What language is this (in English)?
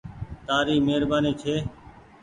Goaria